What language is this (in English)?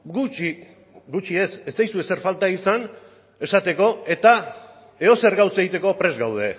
Basque